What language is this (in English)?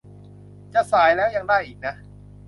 Thai